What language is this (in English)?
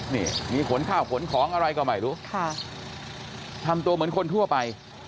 Thai